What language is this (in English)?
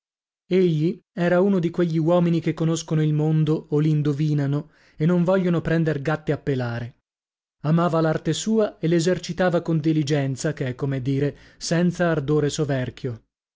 Italian